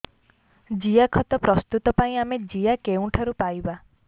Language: Odia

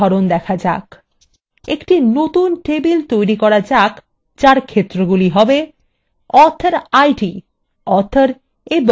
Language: Bangla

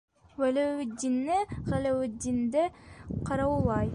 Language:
Bashkir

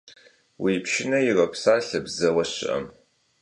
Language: Kabardian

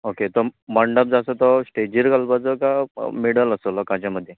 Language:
Konkani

